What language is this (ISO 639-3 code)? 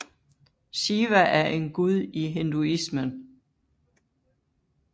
dan